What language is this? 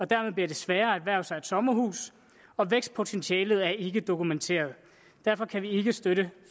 Danish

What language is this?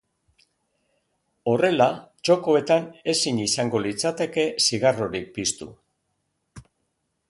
Basque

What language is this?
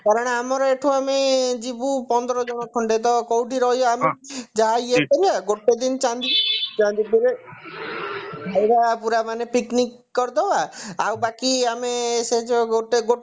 Odia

